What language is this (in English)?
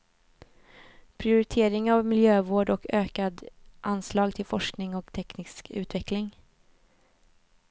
Swedish